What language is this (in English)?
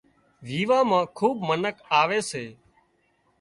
Wadiyara Koli